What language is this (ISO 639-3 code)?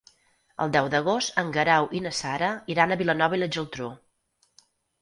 cat